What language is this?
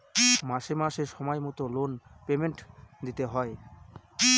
Bangla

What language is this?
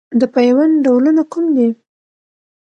Pashto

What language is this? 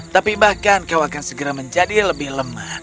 Indonesian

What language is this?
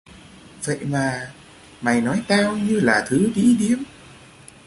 Vietnamese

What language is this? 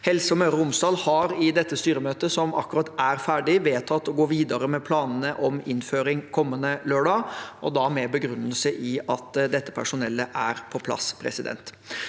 Norwegian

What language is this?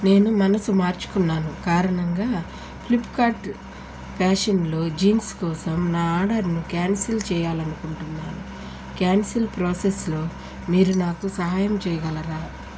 Telugu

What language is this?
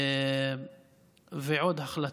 Hebrew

